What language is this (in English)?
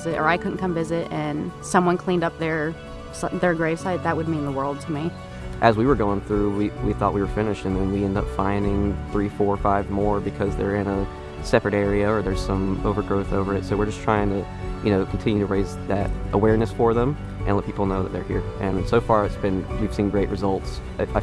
English